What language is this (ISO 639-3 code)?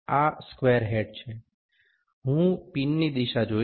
guj